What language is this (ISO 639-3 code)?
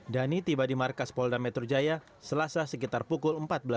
ind